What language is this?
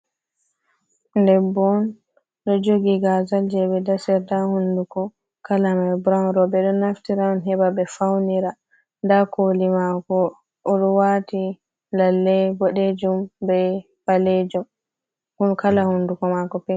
Fula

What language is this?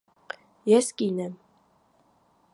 Armenian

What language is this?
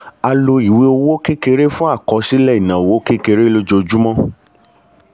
Yoruba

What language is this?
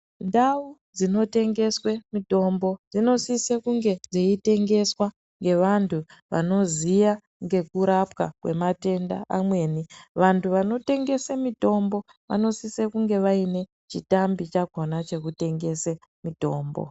Ndau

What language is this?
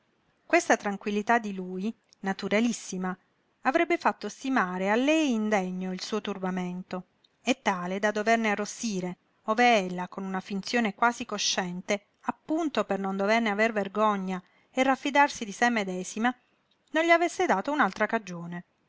Italian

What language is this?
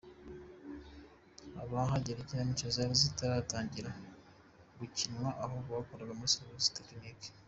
Kinyarwanda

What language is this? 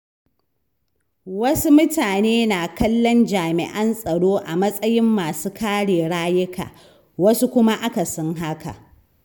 Hausa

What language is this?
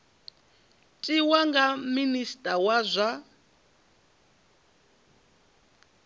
Venda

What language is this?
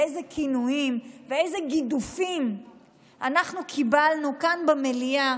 Hebrew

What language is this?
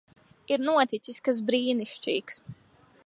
Latvian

